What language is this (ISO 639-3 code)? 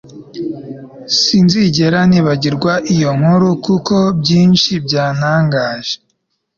kin